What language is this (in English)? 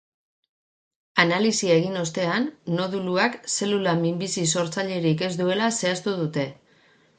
Basque